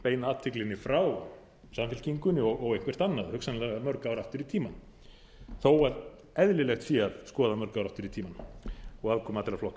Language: Icelandic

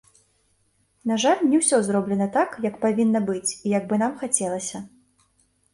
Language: Belarusian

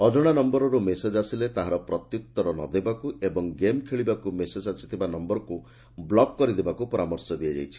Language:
Odia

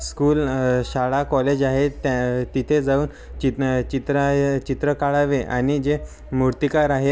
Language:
Marathi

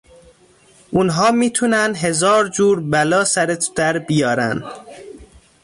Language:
Persian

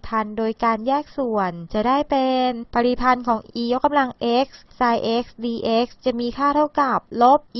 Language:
Thai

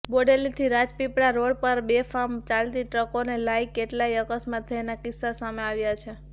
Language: Gujarati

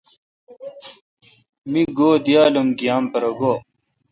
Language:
Kalkoti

